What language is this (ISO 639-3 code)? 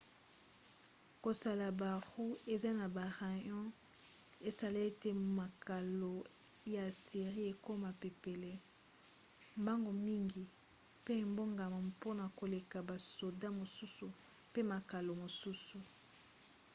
lin